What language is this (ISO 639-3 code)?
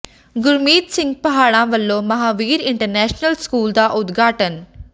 pan